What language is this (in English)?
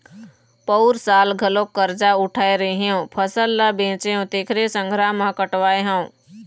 Chhattisgarhi